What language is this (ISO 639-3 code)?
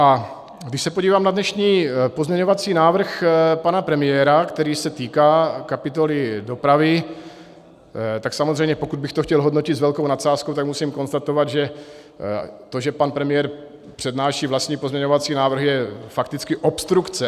ces